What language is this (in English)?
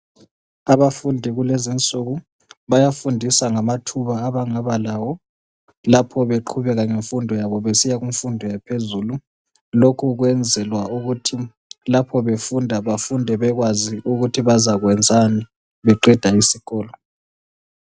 North Ndebele